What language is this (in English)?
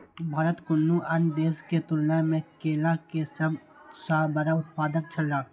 Maithili